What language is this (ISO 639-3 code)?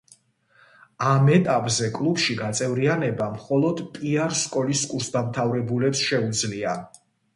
kat